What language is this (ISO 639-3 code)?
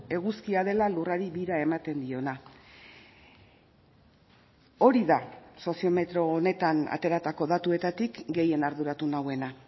eus